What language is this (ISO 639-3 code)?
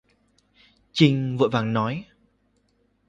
vie